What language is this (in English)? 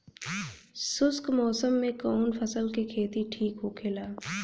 Bhojpuri